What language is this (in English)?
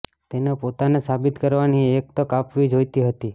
Gujarati